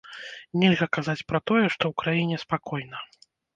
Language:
Belarusian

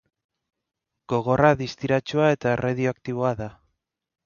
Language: Basque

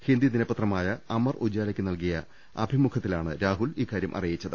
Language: Malayalam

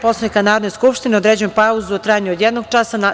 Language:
Serbian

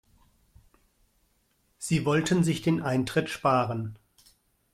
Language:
German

